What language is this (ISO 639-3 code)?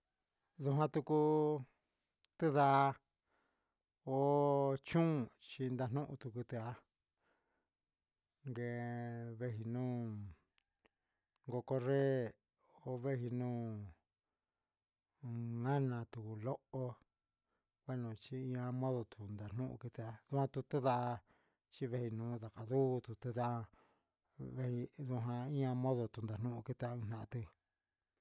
mxs